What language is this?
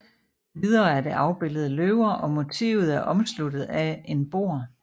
Danish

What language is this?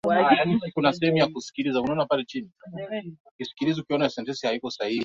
Swahili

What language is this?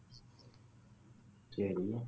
Tamil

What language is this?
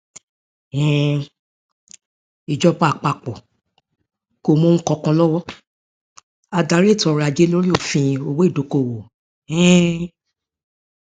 Yoruba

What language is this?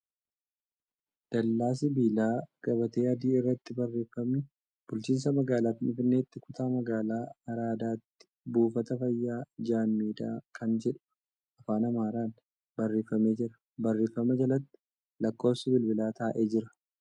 Oromo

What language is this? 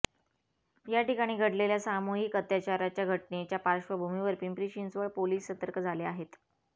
Marathi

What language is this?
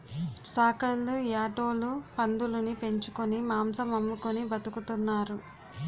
Telugu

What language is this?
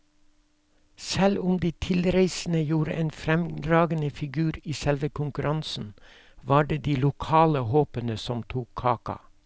Norwegian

